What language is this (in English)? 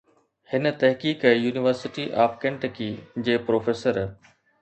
Sindhi